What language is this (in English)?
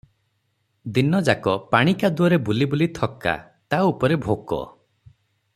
Odia